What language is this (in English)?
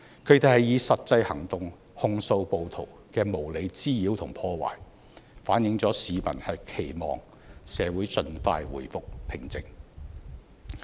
Cantonese